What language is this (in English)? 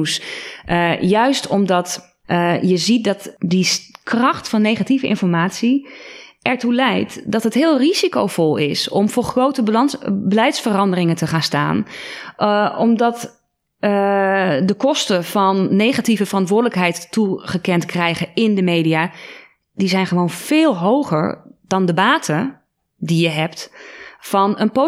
Dutch